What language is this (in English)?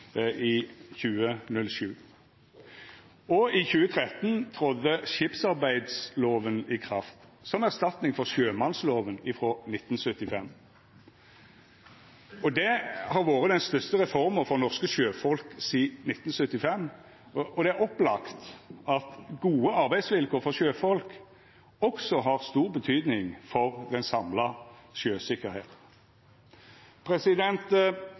Norwegian Nynorsk